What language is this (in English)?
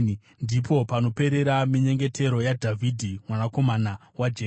Shona